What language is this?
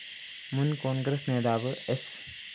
Malayalam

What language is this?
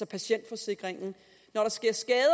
Danish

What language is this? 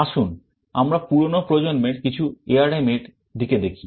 Bangla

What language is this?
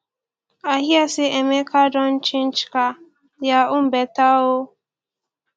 Nigerian Pidgin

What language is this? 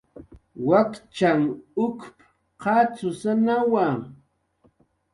Jaqaru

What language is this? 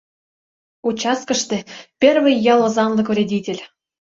Mari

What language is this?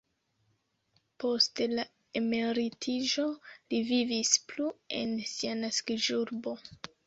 Esperanto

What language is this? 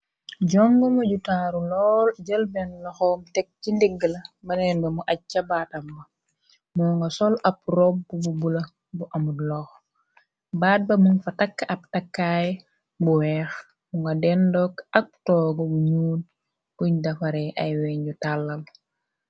Wolof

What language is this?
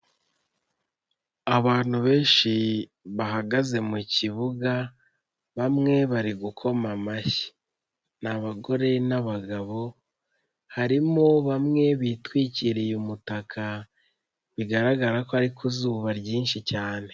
Kinyarwanda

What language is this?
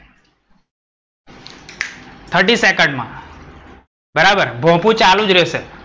Gujarati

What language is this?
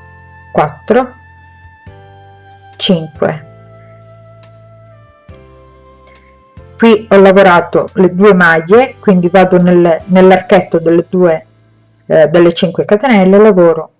Italian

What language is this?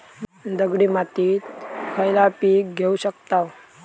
Marathi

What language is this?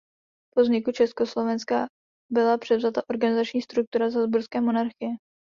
Czech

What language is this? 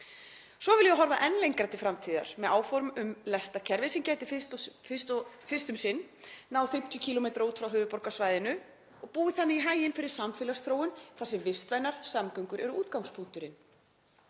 Icelandic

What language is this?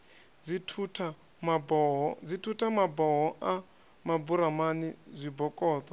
Venda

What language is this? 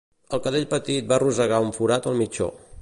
Catalan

